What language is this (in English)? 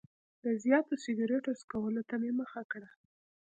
Pashto